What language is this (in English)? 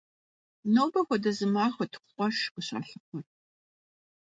Kabardian